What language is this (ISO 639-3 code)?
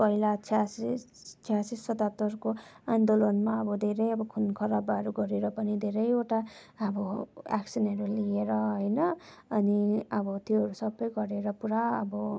nep